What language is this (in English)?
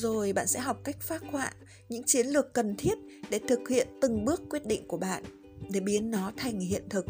Vietnamese